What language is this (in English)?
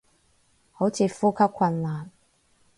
Cantonese